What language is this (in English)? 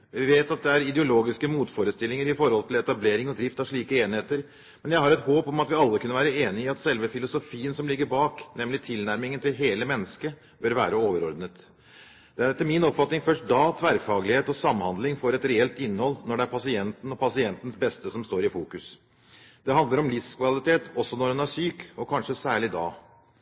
Norwegian Bokmål